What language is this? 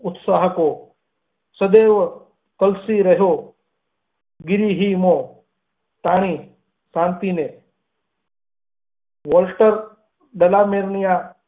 Gujarati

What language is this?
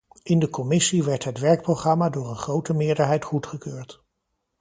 Dutch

